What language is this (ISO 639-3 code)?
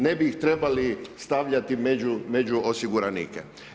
hrv